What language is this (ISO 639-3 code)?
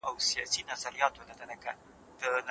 pus